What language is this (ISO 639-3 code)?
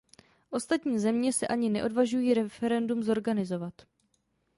ces